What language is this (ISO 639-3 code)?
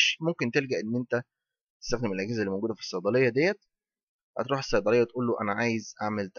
ara